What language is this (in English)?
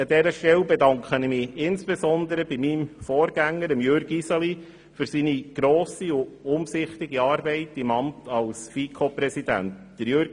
Swiss German